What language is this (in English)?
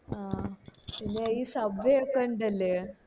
Malayalam